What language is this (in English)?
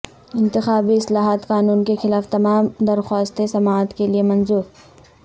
Urdu